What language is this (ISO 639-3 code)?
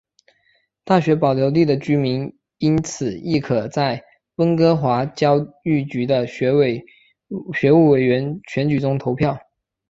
zho